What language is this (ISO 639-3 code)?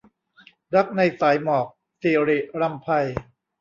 tha